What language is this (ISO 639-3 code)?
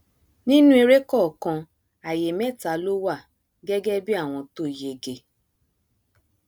yor